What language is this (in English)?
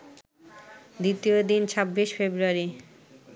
Bangla